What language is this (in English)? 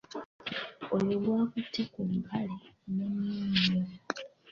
Ganda